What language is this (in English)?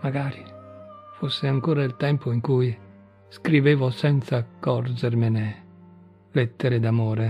Italian